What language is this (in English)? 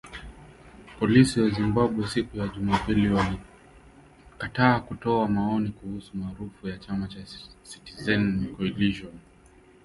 Swahili